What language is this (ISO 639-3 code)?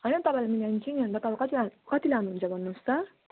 nep